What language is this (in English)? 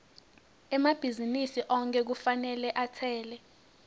Swati